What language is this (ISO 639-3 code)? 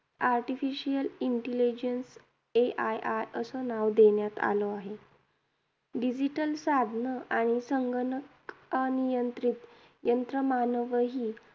mar